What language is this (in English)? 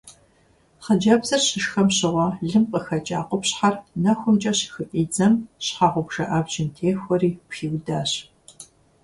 Kabardian